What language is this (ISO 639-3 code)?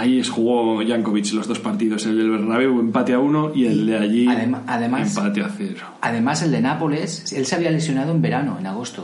spa